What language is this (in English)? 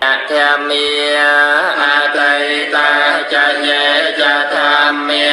Thai